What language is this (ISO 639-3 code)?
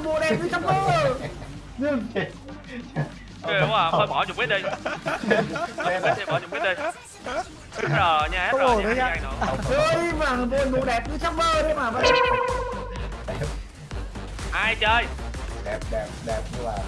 vie